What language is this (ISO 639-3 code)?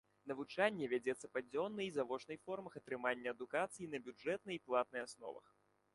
bel